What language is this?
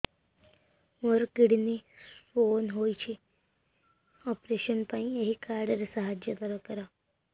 Odia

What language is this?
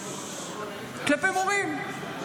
Hebrew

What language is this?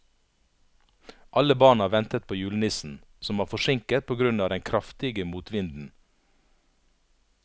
Norwegian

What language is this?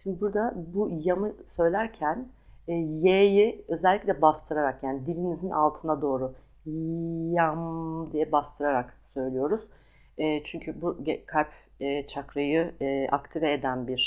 Turkish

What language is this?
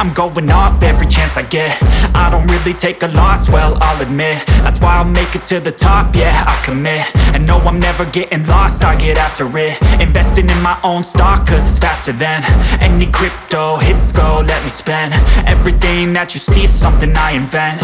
English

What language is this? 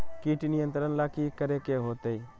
Magahi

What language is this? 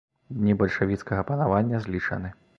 Belarusian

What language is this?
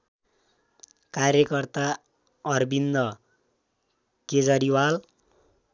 Nepali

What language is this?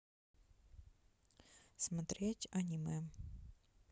Russian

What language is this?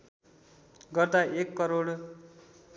Nepali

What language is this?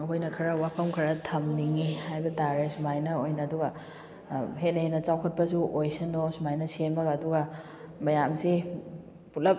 Manipuri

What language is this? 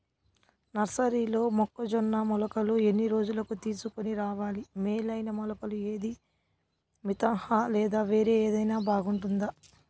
Telugu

